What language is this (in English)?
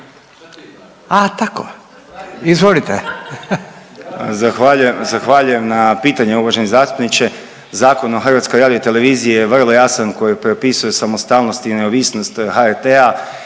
Croatian